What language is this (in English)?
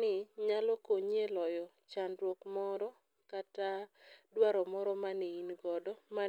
Luo (Kenya and Tanzania)